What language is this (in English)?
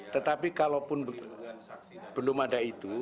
Indonesian